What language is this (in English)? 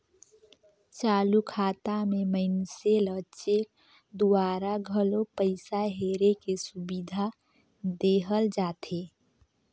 Chhattisgarhi